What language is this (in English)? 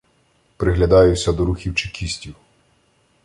Ukrainian